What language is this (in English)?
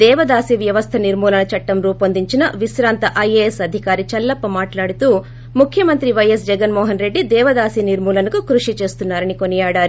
Telugu